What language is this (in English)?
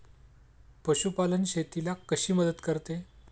Marathi